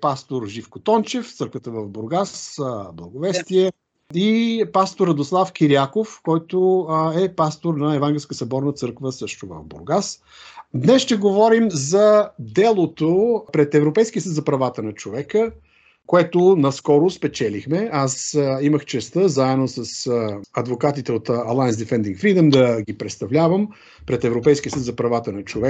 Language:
Bulgarian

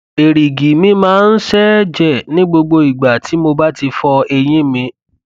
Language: Yoruba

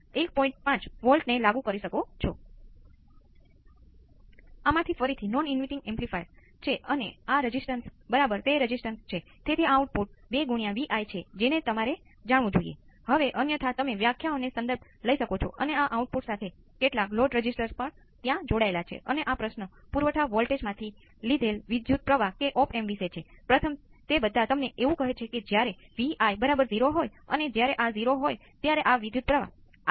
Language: Gujarati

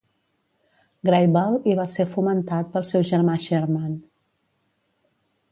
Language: Catalan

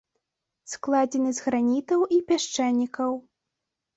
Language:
Belarusian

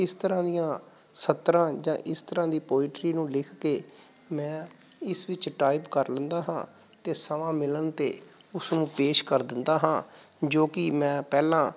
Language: Punjabi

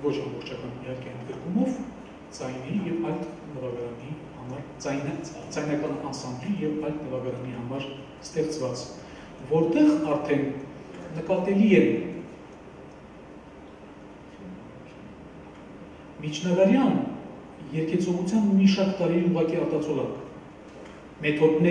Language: Turkish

